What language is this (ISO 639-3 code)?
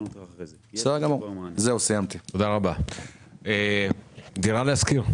heb